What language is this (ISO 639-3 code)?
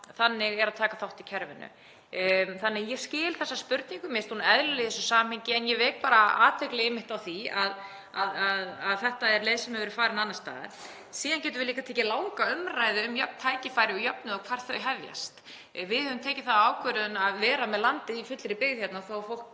isl